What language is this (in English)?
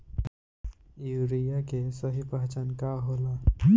Bhojpuri